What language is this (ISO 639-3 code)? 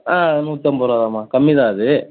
tam